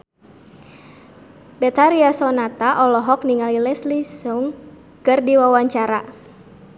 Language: Sundanese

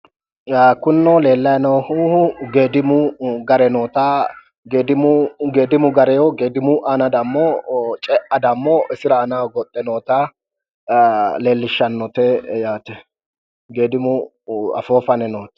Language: Sidamo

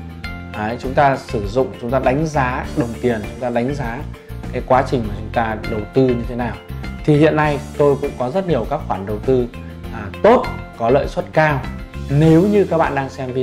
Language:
Vietnamese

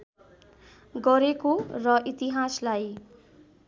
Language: Nepali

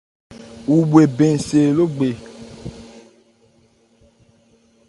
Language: Ebrié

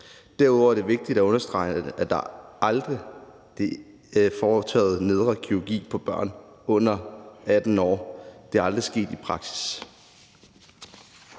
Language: Danish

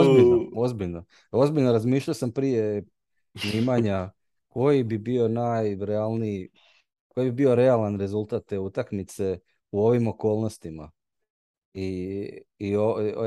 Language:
Croatian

